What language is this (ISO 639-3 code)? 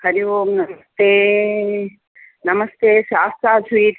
san